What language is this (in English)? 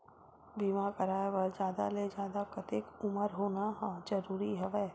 Chhattisgarhi